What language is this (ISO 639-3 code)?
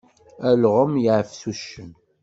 kab